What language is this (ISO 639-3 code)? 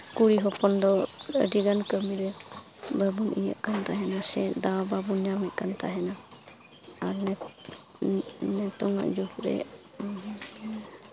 sat